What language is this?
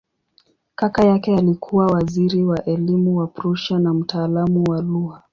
Swahili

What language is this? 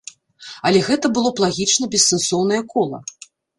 Belarusian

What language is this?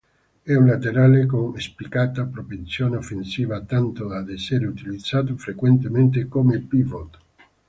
Italian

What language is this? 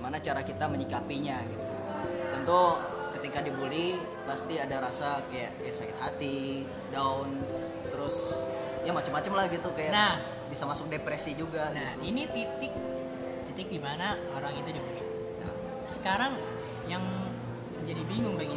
Indonesian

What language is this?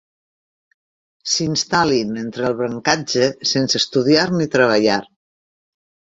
Catalan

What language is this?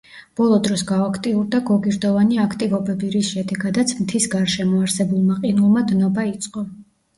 Georgian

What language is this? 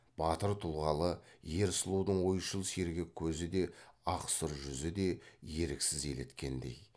Kazakh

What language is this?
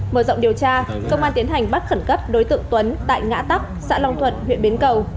Vietnamese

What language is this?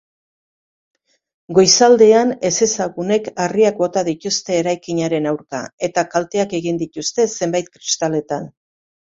Basque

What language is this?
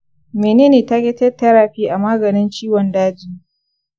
Hausa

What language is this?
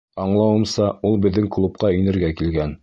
Bashkir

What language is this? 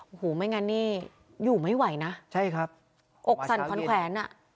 Thai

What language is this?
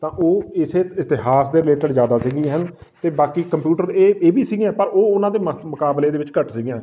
Punjabi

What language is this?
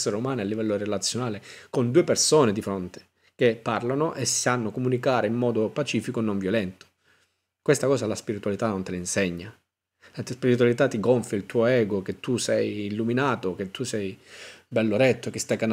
Italian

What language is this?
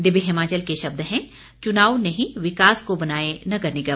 Hindi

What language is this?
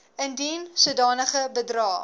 Afrikaans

